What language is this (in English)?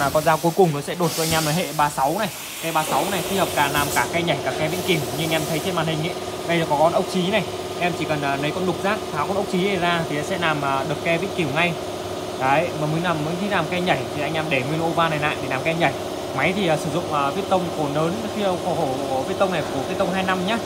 Vietnamese